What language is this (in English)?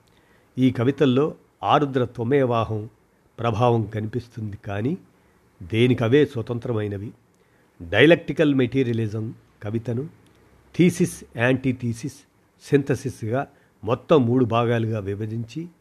Telugu